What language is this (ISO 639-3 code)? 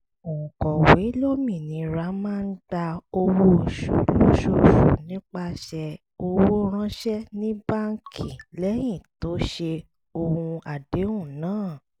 yor